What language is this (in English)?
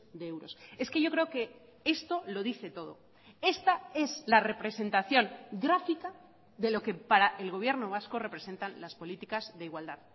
Spanish